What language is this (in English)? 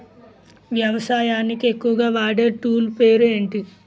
Telugu